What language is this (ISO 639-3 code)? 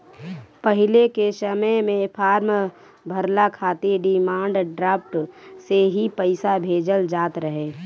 bho